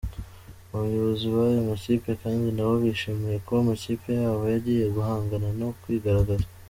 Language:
Kinyarwanda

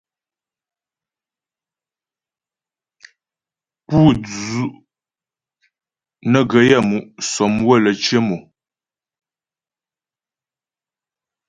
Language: Ghomala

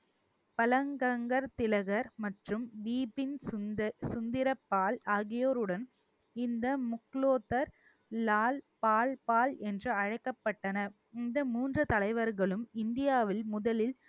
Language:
Tamil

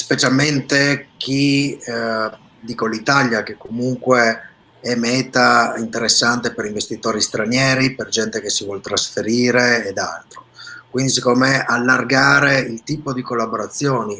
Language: Italian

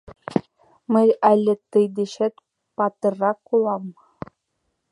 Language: Mari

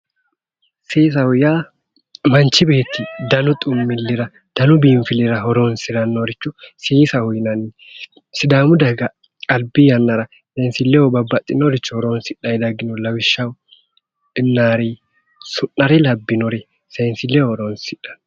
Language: Sidamo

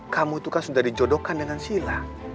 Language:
Indonesian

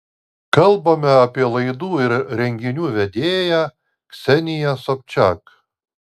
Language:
Lithuanian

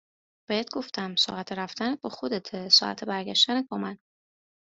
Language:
Persian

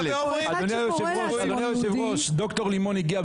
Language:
Hebrew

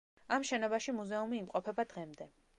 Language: Georgian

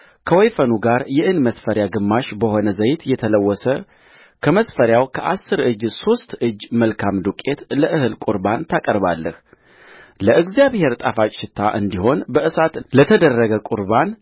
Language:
Amharic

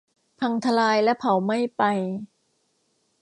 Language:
Thai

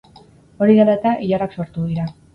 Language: Basque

